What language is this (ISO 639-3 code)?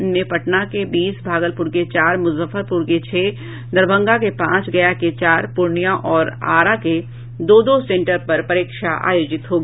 hin